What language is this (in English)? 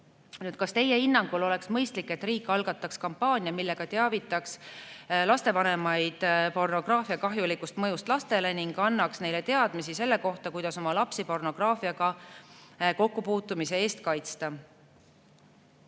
Estonian